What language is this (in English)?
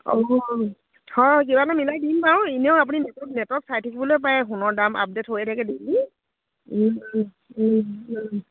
Assamese